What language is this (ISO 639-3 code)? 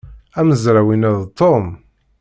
kab